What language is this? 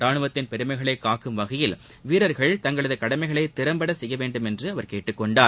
Tamil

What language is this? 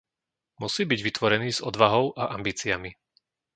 Slovak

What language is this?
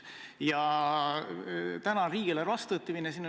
Estonian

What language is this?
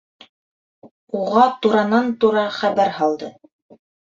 Bashkir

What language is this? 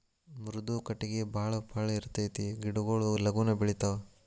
Kannada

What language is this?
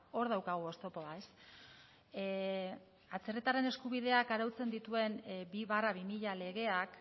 Basque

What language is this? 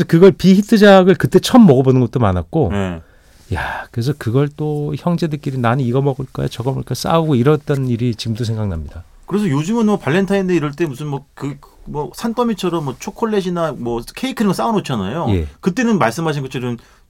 Korean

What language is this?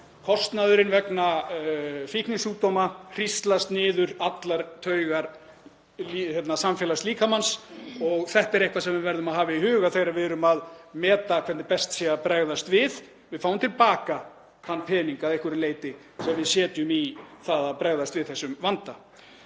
Icelandic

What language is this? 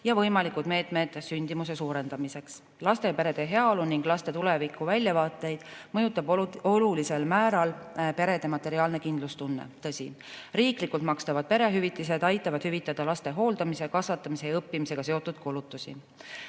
Estonian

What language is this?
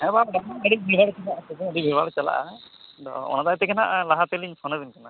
Santali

